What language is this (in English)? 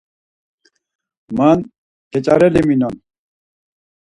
Laz